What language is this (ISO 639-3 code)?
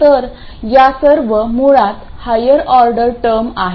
mar